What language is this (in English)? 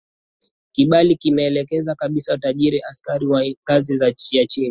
Swahili